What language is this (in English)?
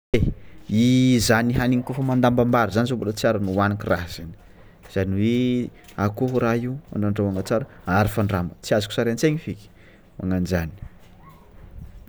Tsimihety Malagasy